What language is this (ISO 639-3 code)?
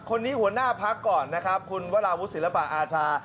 tha